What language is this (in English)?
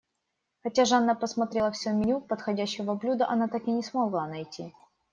Russian